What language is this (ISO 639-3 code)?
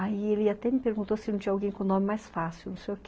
por